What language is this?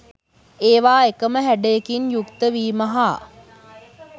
Sinhala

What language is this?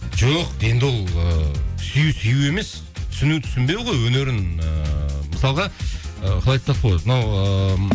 Kazakh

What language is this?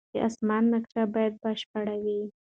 Pashto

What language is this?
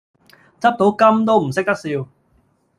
Cantonese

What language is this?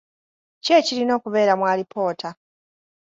Ganda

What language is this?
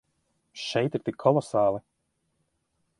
Latvian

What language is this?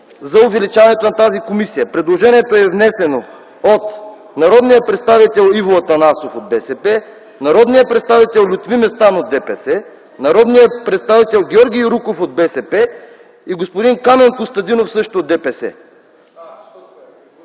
Bulgarian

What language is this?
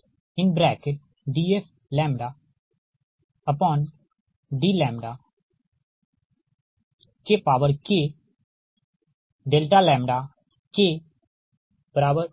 Hindi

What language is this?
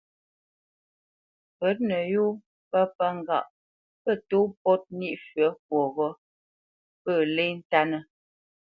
Bamenyam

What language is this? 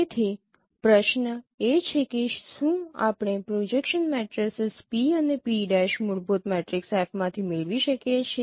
Gujarati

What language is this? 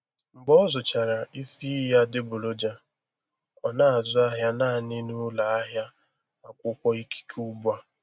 Igbo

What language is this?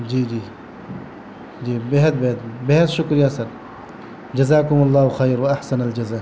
Urdu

